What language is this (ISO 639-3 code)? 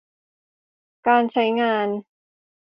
tha